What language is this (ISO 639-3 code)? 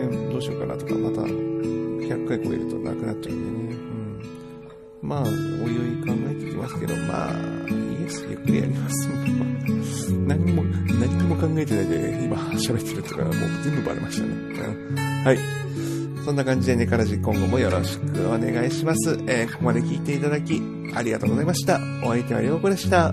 jpn